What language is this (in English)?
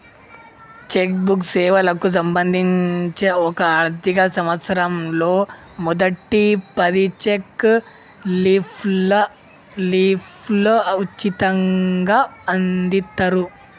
Telugu